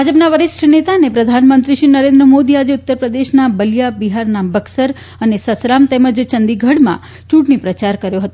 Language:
Gujarati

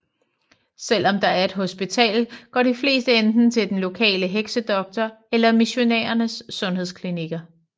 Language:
Danish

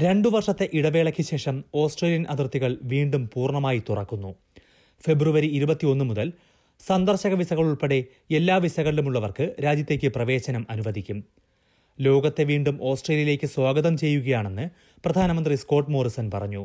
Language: Malayalam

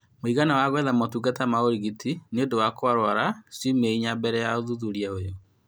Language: Kikuyu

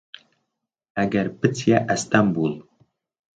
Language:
Central Kurdish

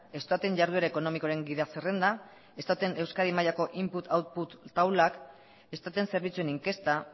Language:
Basque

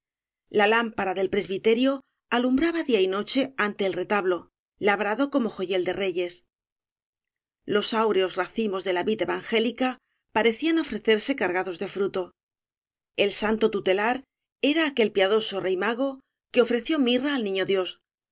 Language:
Spanish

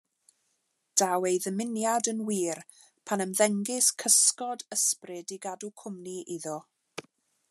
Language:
Welsh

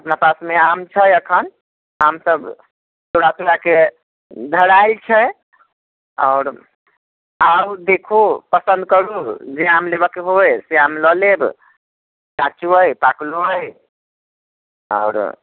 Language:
Maithili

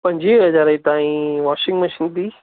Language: Sindhi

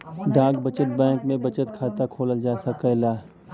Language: Bhojpuri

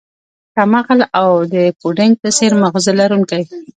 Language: Pashto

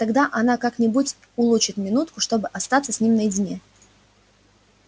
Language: Russian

